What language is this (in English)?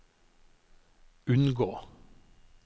Norwegian